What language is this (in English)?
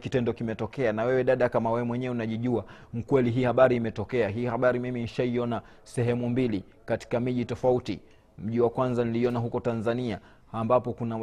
Swahili